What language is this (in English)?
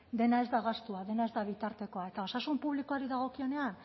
Basque